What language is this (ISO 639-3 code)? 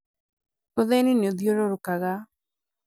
kik